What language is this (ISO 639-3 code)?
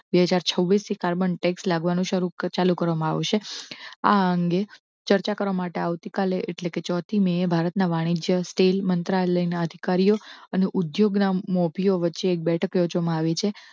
guj